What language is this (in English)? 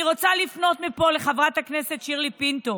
Hebrew